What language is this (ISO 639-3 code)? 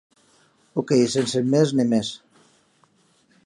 oci